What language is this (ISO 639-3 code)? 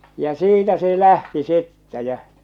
fin